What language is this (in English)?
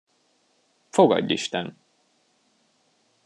Hungarian